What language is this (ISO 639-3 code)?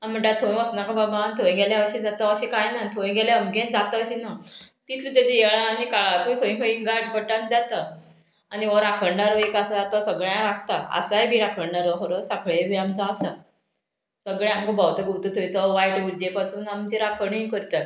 kok